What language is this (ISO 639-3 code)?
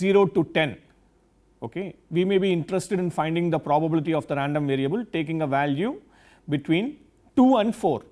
eng